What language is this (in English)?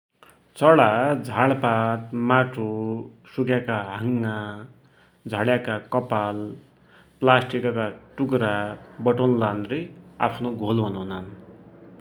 Dotyali